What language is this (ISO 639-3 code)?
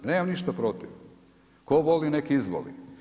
hrv